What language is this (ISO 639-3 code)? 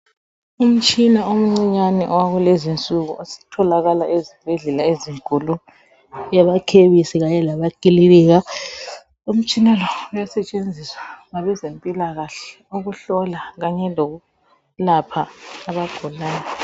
nde